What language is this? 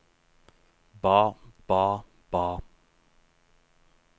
Norwegian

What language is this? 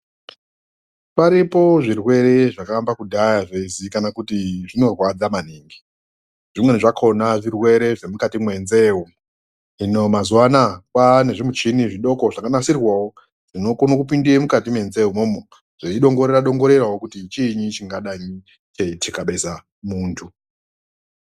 Ndau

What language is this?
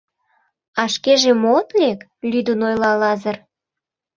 Mari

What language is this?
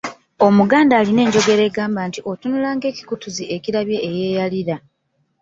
Ganda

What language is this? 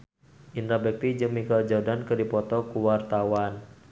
Sundanese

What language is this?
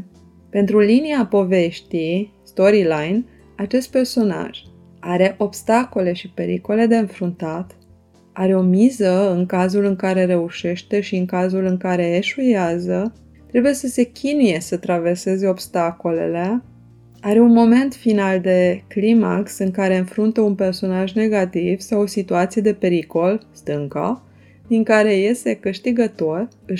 Romanian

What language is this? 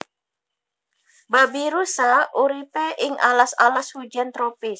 Javanese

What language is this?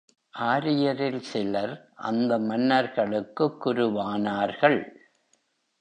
Tamil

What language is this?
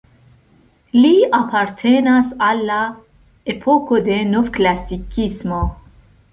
Esperanto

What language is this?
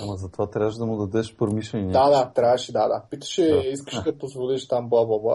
Bulgarian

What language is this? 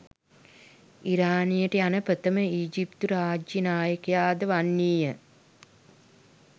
Sinhala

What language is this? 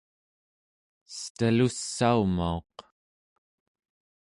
Central Yupik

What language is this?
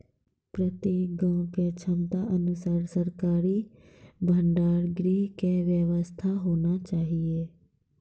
Maithili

